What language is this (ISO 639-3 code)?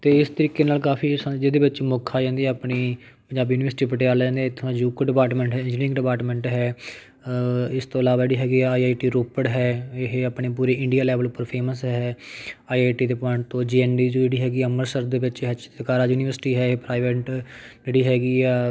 pan